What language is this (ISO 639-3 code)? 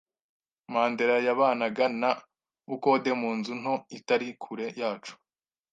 kin